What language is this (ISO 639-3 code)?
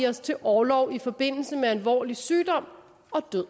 dan